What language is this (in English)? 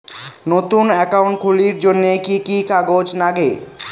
Bangla